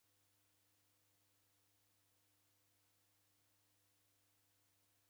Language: Taita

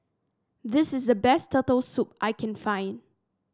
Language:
English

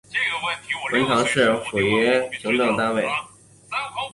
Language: Chinese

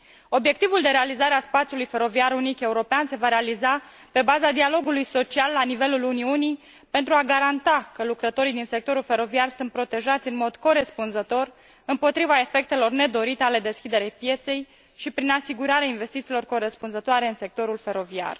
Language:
Romanian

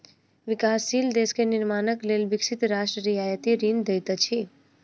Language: Maithili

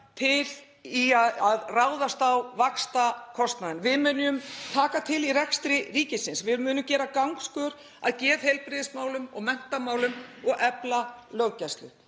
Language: Icelandic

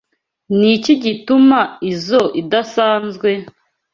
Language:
Kinyarwanda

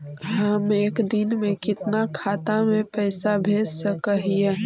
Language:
Magahi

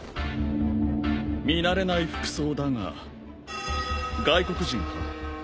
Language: Japanese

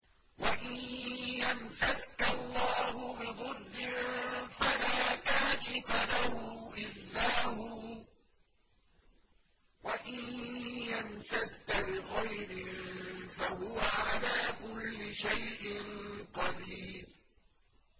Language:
Arabic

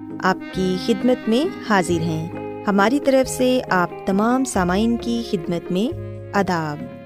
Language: Urdu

